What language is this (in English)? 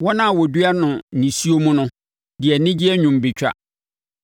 Akan